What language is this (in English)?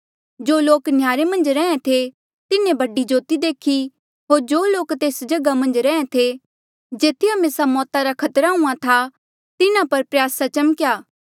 Mandeali